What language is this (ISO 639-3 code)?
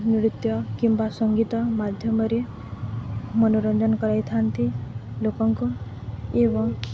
ori